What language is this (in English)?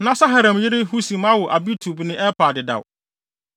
Akan